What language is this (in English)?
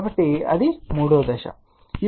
Telugu